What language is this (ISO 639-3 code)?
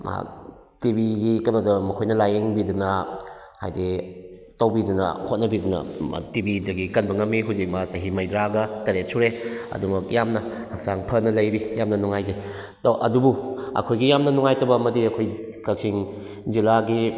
mni